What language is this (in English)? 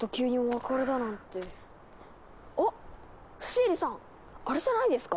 Japanese